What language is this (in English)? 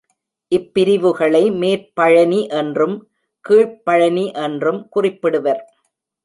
Tamil